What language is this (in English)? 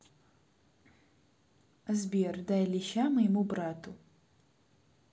Russian